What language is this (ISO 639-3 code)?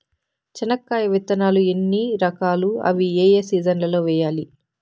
tel